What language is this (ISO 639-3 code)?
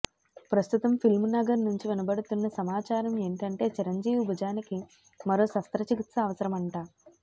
tel